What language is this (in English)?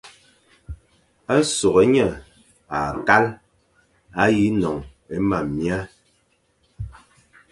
Fang